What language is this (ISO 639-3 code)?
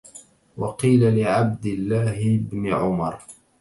ara